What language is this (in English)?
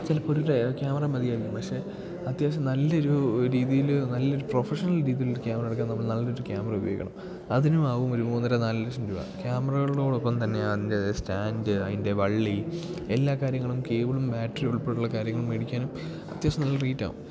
Malayalam